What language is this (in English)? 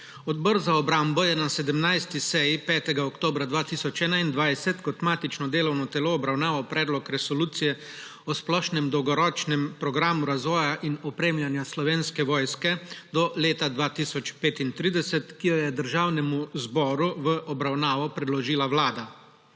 Slovenian